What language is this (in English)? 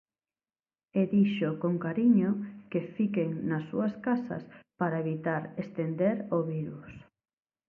Galician